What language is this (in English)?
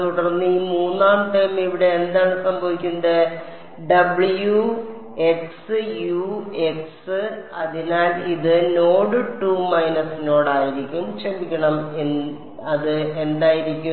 Malayalam